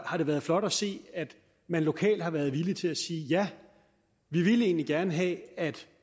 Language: Danish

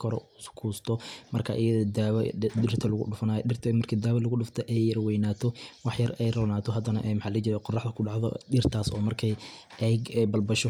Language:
Somali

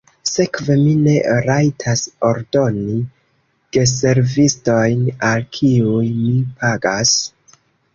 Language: Esperanto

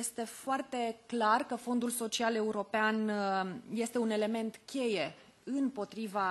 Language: Romanian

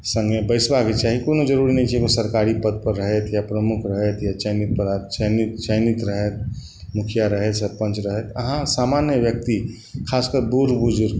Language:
Maithili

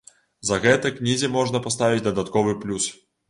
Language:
Belarusian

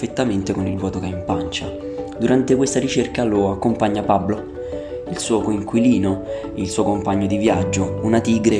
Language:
Italian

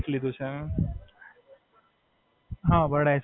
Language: Gujarati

